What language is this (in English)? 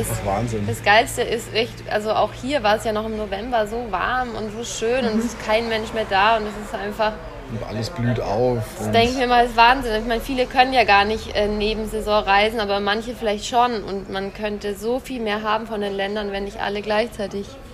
German